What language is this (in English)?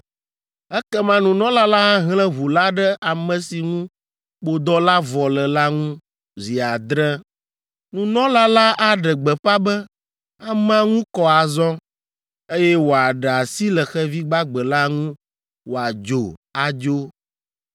Ewe